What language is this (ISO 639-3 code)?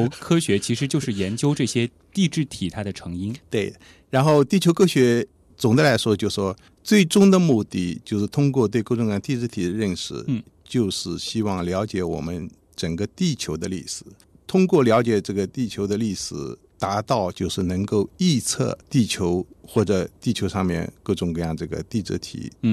zho